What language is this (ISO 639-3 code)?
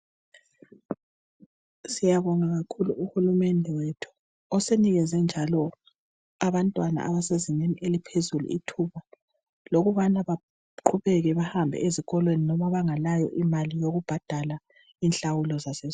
nde